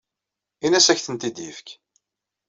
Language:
Kabyle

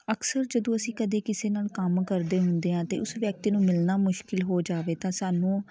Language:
Punjabi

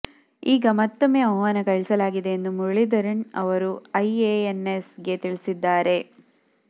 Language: Kannada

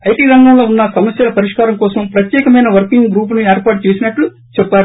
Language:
Telugu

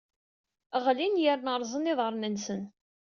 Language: Kabyle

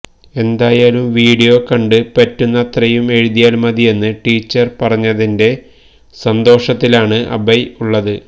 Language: Malayalam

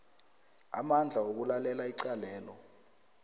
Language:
South Ndebele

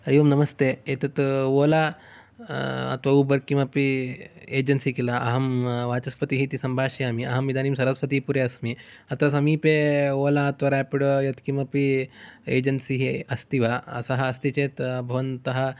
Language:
Sanskrit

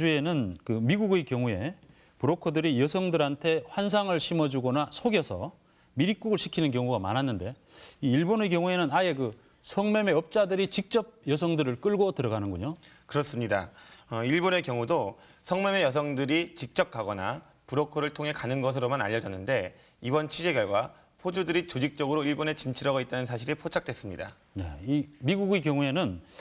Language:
Korean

